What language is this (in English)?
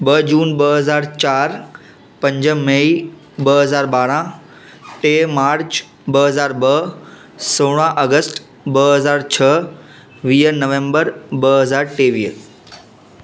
Sindhi